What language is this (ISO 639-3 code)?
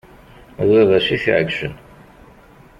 kab